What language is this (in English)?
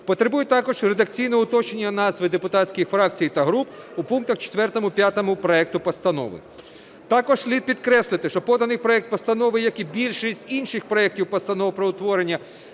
Ukrainian